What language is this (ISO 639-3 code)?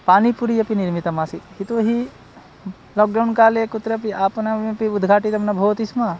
san